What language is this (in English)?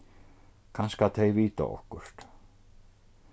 Faroese